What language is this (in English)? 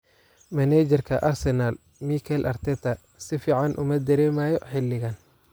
Somali